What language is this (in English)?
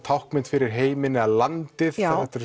Icelandic